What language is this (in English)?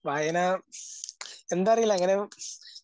Malayalam